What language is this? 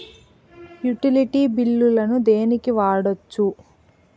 Telugu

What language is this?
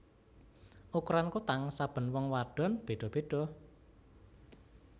Javanese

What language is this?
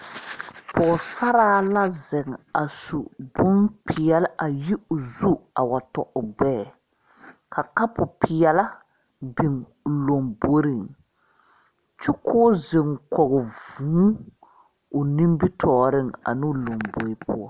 Southern Dagaare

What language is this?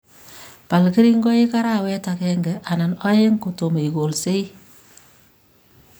Kalenjin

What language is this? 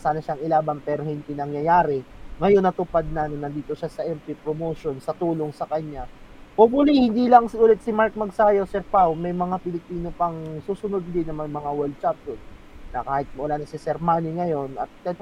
Filipino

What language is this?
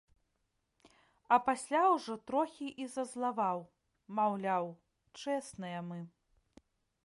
Belarusian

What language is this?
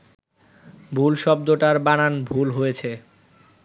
Bangla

